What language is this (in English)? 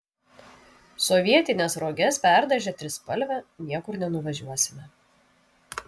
Lithuanian